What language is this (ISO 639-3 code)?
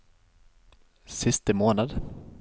nor